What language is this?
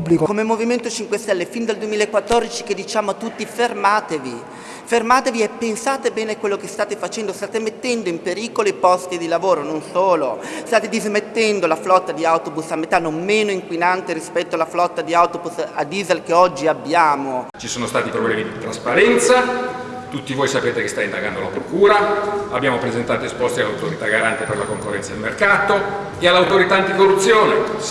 Italian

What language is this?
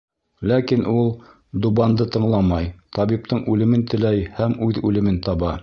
Bashkir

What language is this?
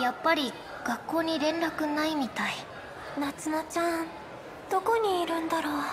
Japanese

